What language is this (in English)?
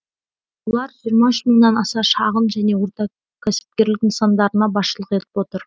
Kazakh